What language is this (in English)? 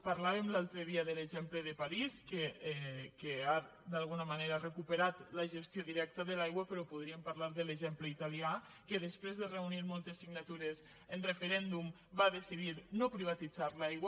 Catalan